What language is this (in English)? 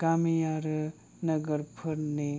Bodo